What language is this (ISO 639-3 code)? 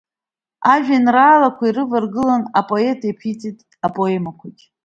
abk